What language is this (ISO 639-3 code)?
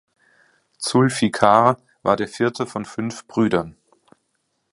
deu